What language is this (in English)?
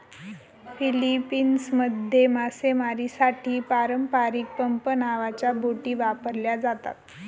Marathi